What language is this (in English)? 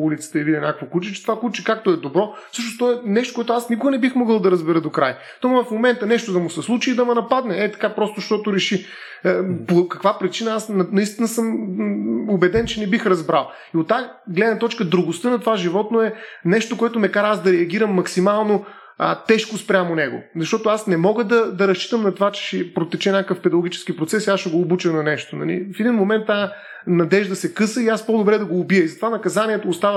Bulgarian